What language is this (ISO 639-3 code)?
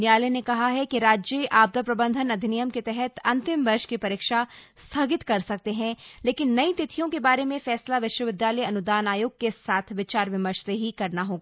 hin